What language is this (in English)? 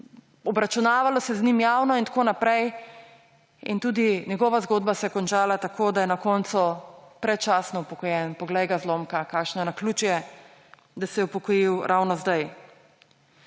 Slovenian